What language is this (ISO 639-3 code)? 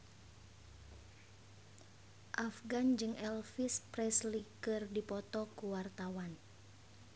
sun